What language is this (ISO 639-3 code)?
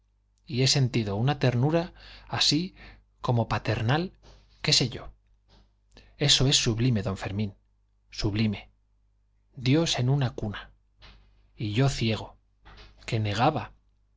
spa